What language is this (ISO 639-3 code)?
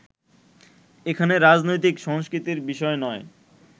ben